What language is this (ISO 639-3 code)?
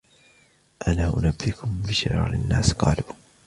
ara